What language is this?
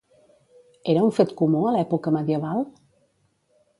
Catalan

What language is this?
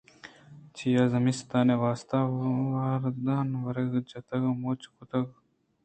Eastern Balochi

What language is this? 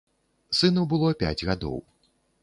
Belarusian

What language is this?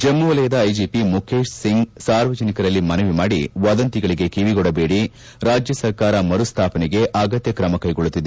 Kannada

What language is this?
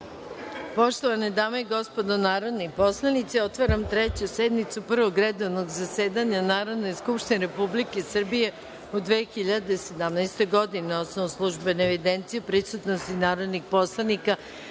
Serbian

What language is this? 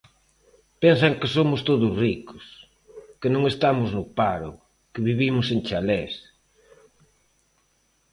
Galician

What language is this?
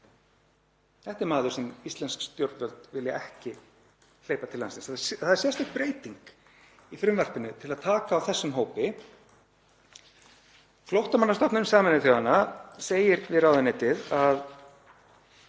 Icelandic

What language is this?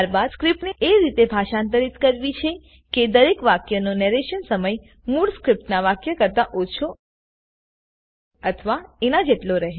Gujarati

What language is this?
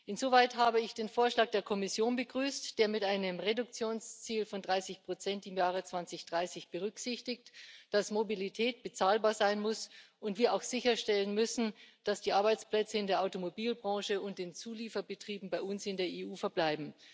German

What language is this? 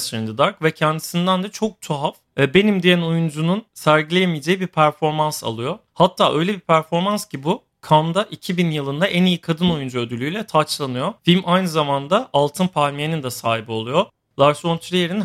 Turkish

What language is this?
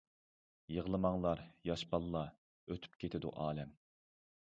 Uyghur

